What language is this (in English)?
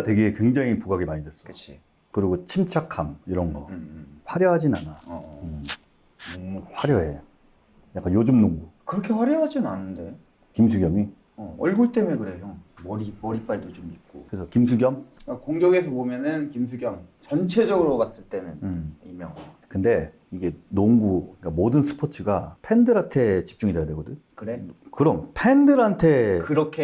Korean